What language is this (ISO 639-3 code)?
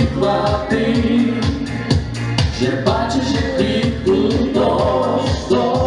ukr